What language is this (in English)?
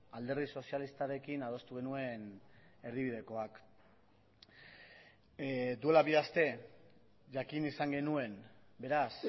Basque